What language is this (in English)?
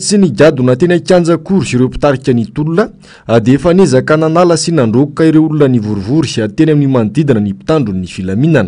Romanian